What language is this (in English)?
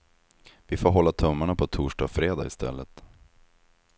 Swedish